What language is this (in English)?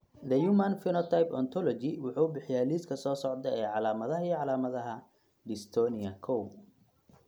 Somali